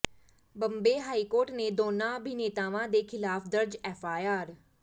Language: Punjabi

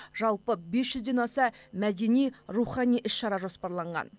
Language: Kazakh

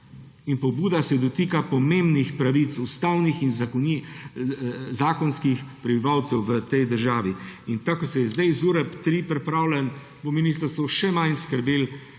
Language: Slovenian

